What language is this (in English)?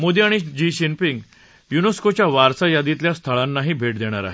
Marathi